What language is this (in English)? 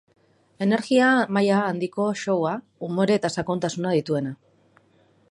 Basque